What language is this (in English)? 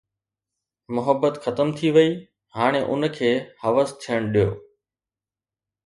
Sindhi